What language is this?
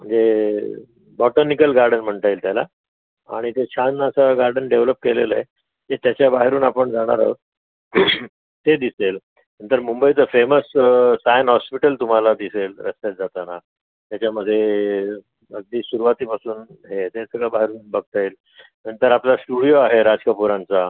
Marathi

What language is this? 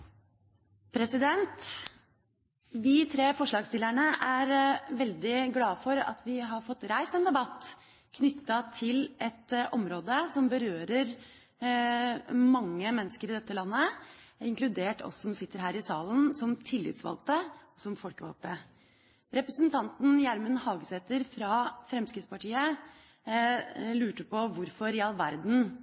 Norwegian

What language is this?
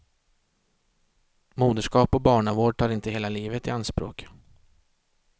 Swedish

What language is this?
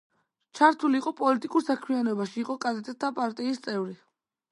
Georgian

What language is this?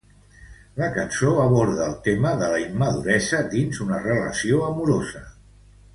Catalan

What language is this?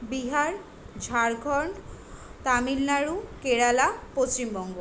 Bangla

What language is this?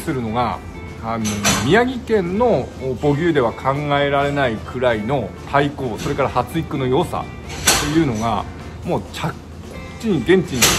Japanese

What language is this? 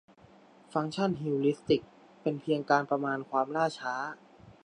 Thai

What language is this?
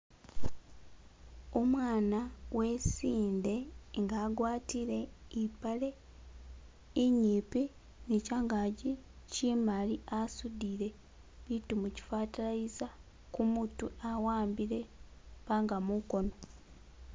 Masaaba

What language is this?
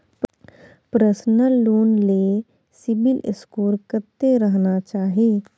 Maithili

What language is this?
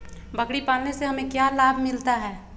Magahi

